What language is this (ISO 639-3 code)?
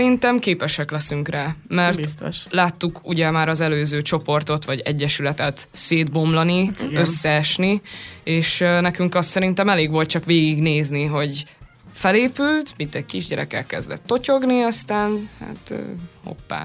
hun